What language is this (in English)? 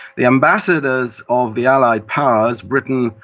English